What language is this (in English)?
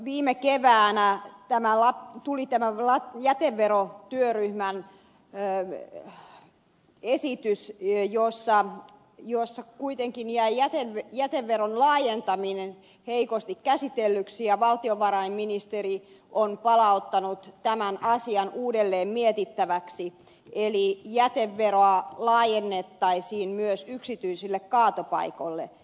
Finnish